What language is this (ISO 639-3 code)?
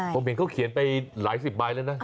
tha